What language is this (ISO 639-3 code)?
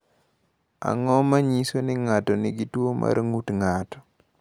luo